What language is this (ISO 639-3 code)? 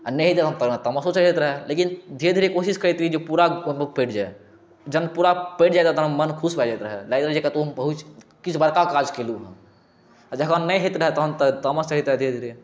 mai